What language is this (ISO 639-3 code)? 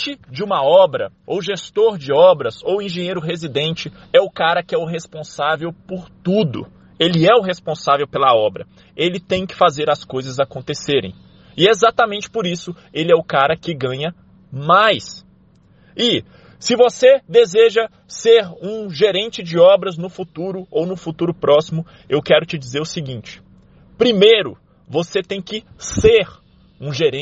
por